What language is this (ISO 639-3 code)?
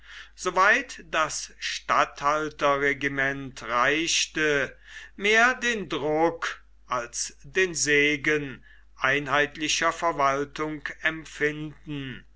deu